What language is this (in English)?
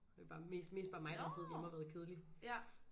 Danish